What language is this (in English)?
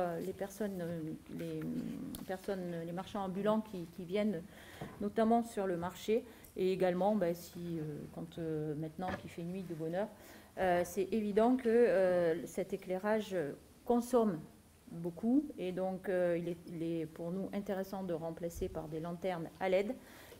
French